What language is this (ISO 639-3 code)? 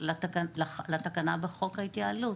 heb